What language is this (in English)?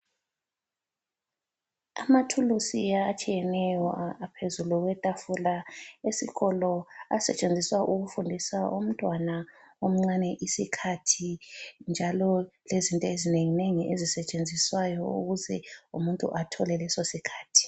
North Ndebele